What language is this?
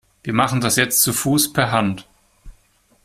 German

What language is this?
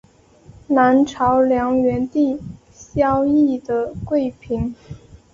Chinese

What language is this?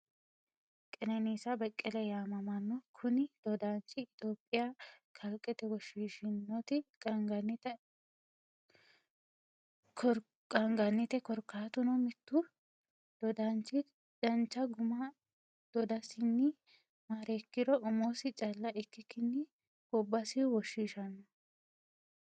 Sidamo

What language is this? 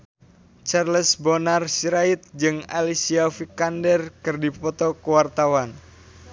Sundanese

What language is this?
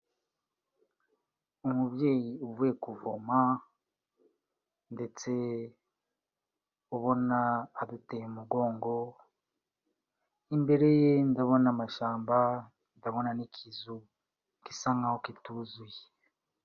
Kinyarwanda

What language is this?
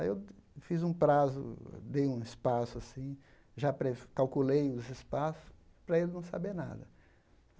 Portuguese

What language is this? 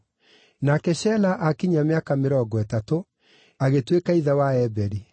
Kikuyu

